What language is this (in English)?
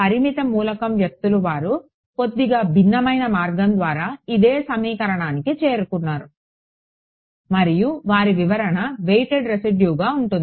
Telugu